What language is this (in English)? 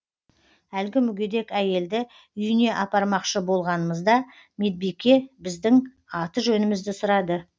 Kazakh